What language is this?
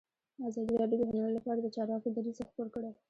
Pashto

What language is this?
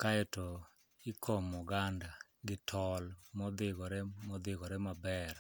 Luo (Kenya and Tanzania)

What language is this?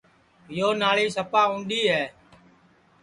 Sansi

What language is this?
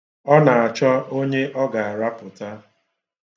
Igbo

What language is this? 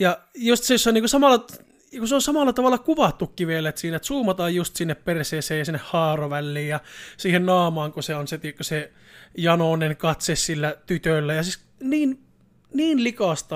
Finnish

